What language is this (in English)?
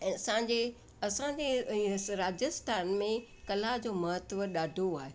Sindhi